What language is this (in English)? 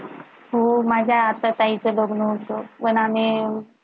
Marathi